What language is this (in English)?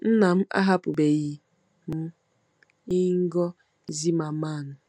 Igbo